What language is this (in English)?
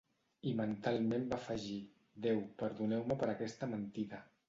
Catalan